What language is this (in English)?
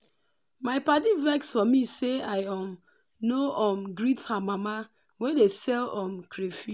Nigerian Pidgin